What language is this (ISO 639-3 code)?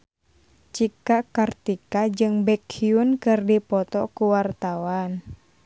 sun